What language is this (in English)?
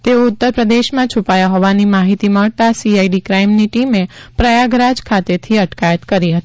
Gujarati